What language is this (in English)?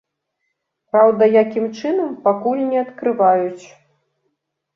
Belarusian